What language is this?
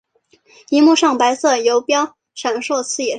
Chinese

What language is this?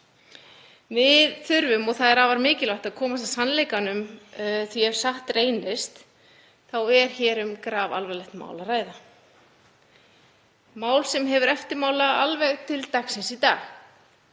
Icelandic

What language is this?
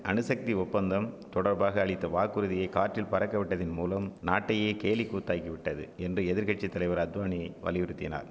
Tamil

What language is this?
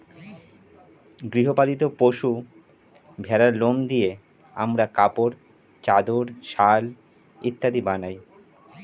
Bangla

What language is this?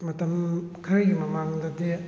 Manipuri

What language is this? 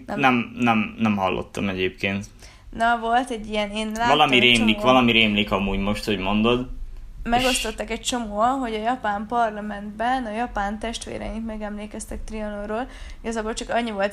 Hungarian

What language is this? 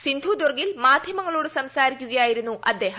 Malayalam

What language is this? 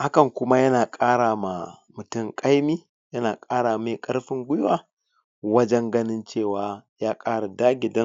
Hausa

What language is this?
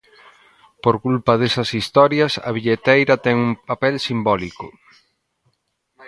Galician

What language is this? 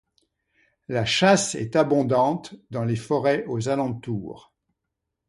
French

